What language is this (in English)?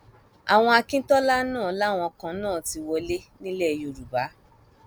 Yoruba